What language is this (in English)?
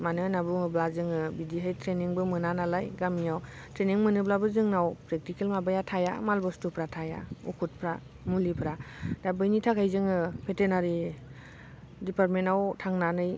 Bodo